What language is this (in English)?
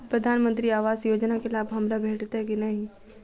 Maithili